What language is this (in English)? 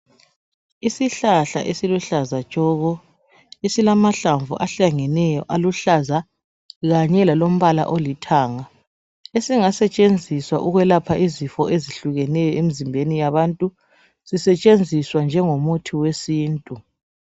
North Ndebele